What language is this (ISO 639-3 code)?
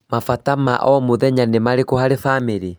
kik